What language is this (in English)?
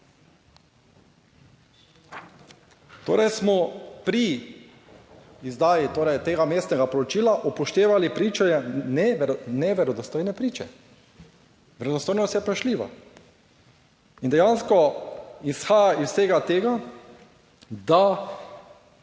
Slovenian